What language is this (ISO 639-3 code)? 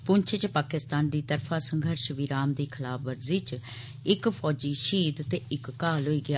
doi